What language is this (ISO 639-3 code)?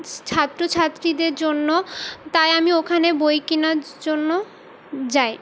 ben